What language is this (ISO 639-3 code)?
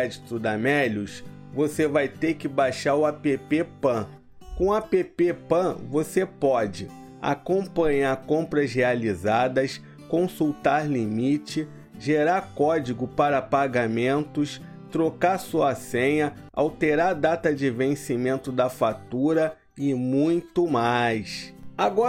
por